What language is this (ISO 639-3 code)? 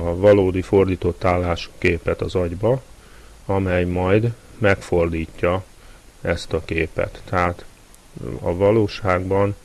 hun